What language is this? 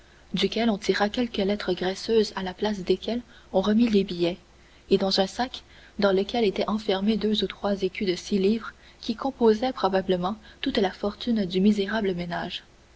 French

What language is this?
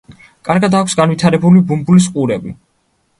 Georgian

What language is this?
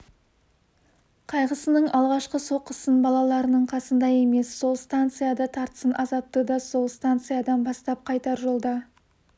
Kazakh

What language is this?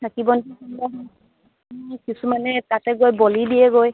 Assamese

